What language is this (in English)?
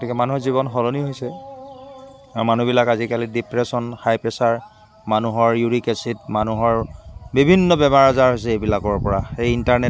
Assamese